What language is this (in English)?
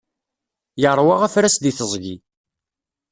Kabyle